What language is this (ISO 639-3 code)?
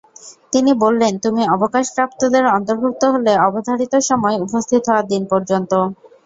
ben